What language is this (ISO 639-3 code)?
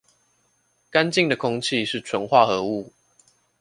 zho